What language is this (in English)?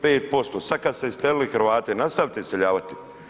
Croatian